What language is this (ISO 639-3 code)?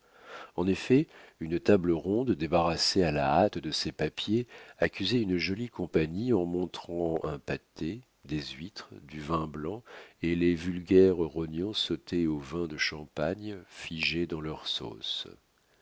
fra